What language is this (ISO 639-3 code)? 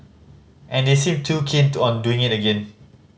eng